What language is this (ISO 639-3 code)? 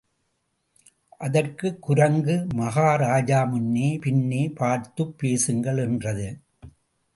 tam